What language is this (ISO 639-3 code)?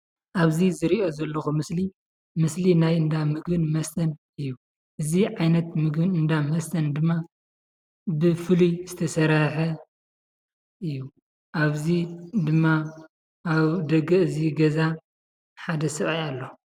tir